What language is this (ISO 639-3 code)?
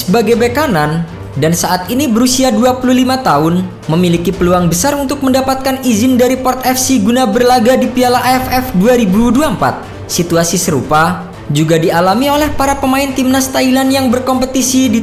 ind